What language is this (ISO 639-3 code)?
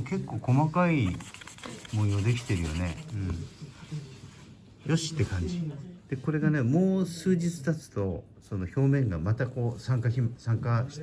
jpn